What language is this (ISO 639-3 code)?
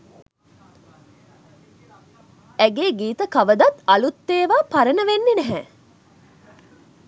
sin